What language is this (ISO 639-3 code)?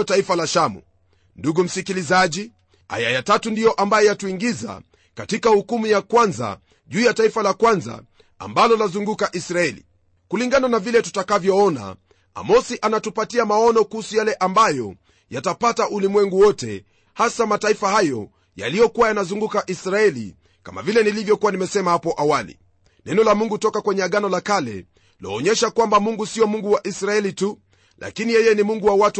swa